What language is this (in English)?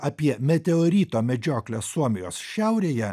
Lithuanian